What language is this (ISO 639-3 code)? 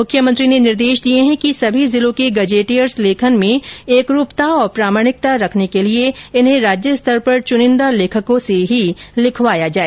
hin